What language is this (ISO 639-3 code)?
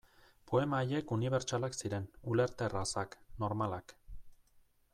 eus